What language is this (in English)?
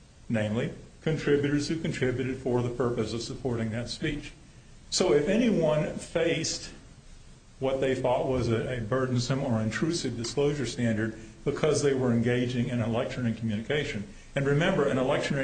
English